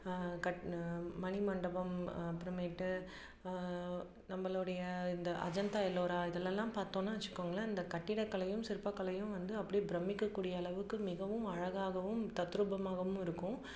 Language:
Tamil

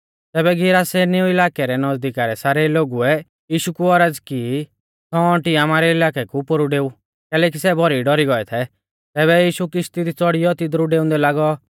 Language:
Mahasu Pahari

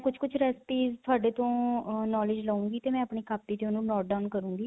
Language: Punjabi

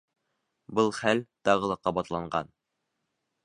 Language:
Bashkir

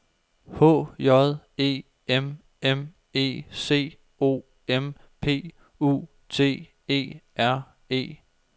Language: Danish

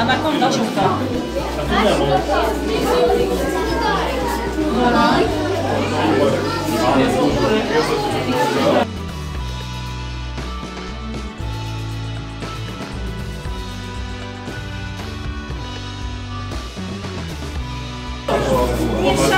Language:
Polish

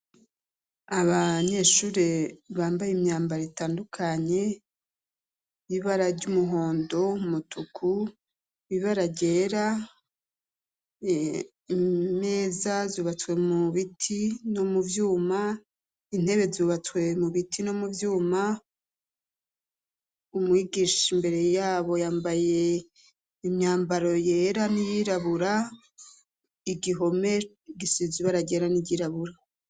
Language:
Rundi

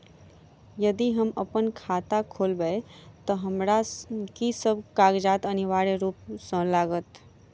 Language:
Maithili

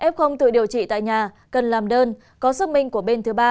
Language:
Vietnamese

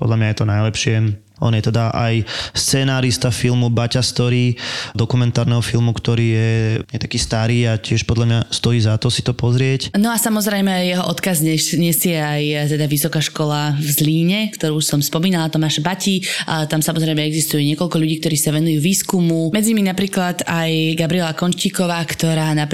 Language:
Slovak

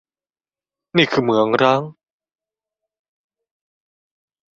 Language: Thai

